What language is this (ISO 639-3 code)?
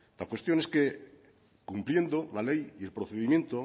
spa